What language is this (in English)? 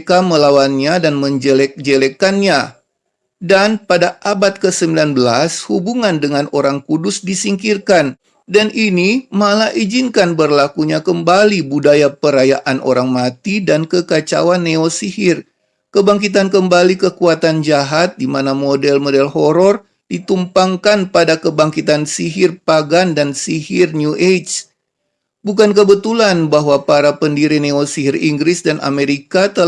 Indonesian